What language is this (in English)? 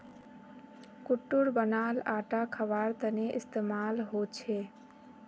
Magahi